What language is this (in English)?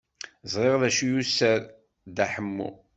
Kabyle